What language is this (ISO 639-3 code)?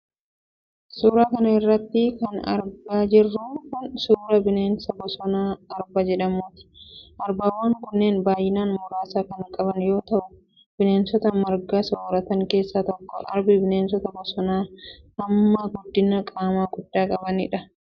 orm